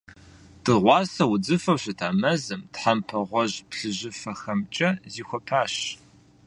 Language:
Kabardian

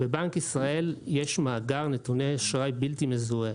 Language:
Hebrew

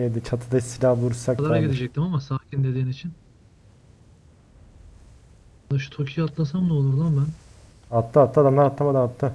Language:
Turkish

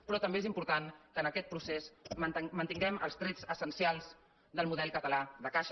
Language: Catalan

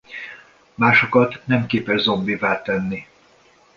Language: Hungarian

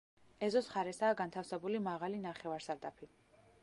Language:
Georgian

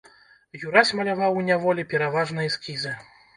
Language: Belarusian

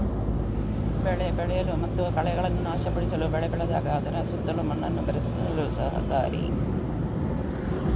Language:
Kannada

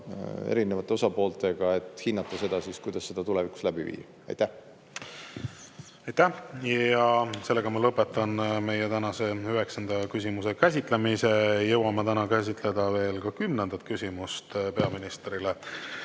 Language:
Estonian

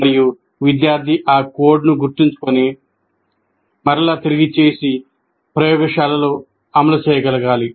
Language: Telugu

